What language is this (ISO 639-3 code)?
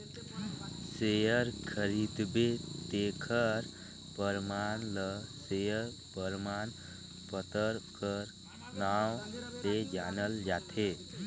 hne